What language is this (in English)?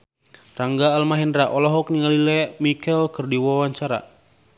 Sundanese